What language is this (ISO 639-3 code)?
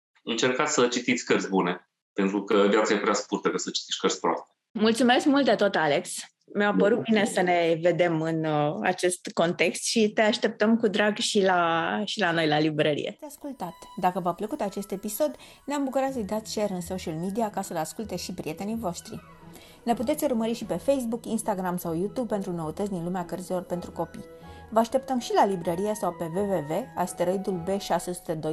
ron